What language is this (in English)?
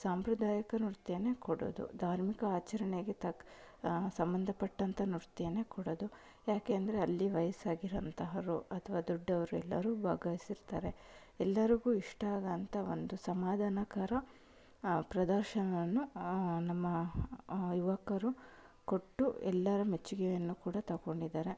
Kannada